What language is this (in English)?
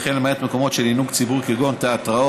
Hebrew